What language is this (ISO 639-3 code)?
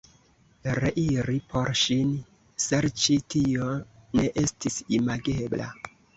epo